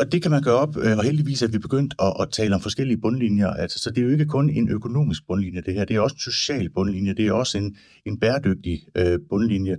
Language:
Danish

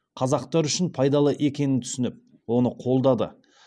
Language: Kazakh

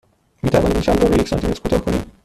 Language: Persian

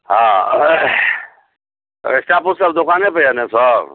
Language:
Maithili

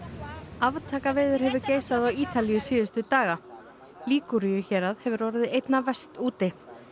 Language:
Icelandic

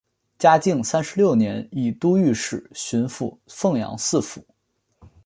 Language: Chinese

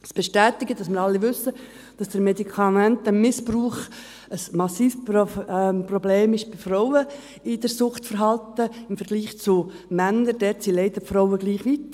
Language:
Swiss German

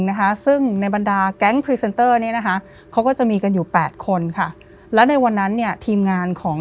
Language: Thai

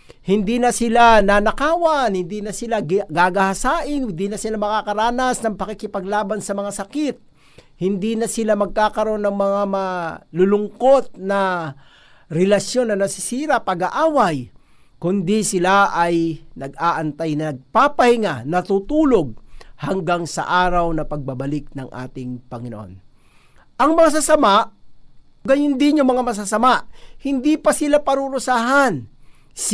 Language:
Filipino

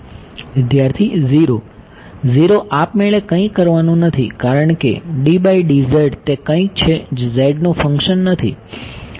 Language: Gujarati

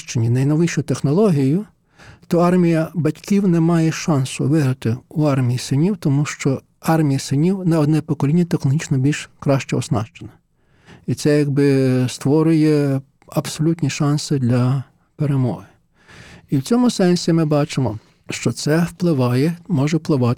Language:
Ukrainian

